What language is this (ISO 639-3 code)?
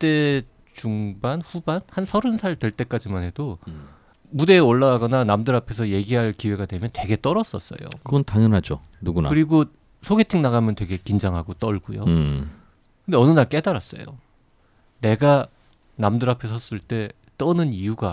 kor